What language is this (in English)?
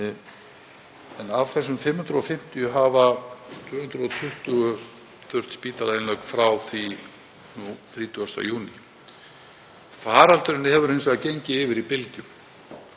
Icelandic